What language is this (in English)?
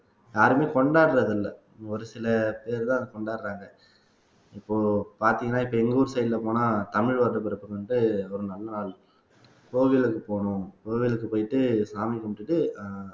Tamil